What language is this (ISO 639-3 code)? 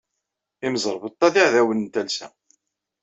kab